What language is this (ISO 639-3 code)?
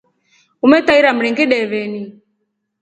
rof